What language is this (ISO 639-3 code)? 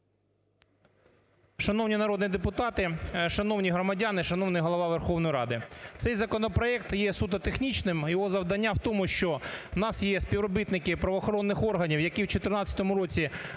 ukr